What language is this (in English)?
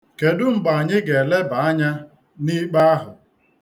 Igbo